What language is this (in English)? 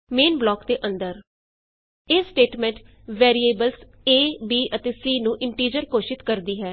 Punjabi